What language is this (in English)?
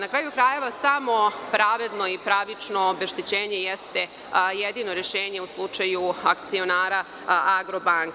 Serbian